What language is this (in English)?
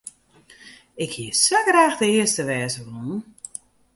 Western Frisian